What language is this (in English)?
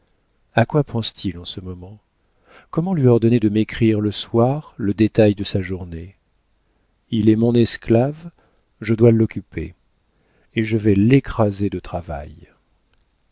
French